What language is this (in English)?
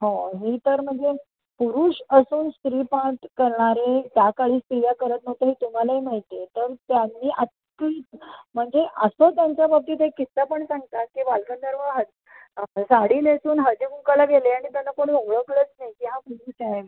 Marathi